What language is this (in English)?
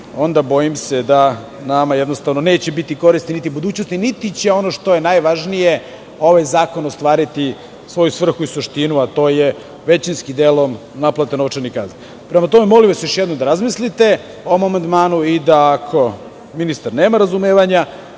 Serbian